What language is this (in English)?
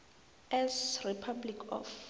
South Ndebele